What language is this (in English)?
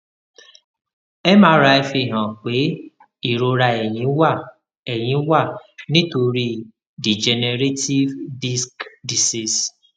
Yoruba